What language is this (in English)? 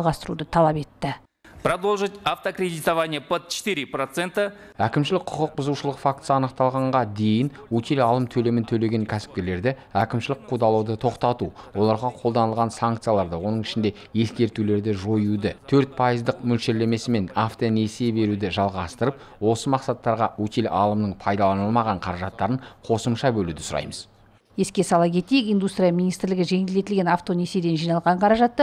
Russian